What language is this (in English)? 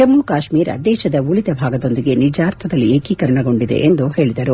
Kannada